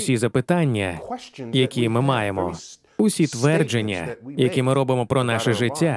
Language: Ukrainian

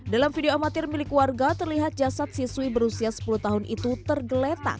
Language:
Indonesian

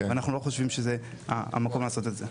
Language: Hebrew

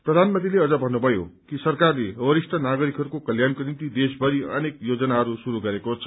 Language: Nepali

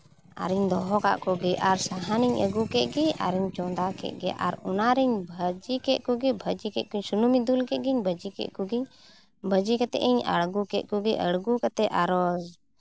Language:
Santali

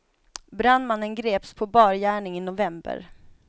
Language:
Swedish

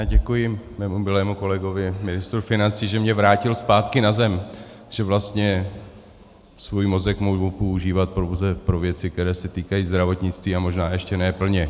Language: Czech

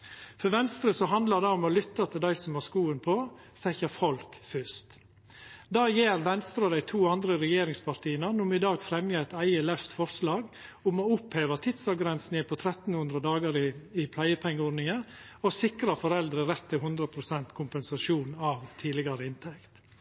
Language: Norwegian Nynorsk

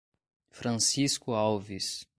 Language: Portuguese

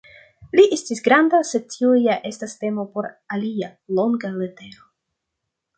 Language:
Esperanto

